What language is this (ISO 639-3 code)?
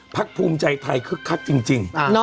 tha